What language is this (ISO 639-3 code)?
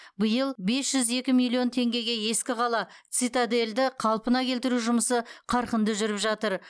kaz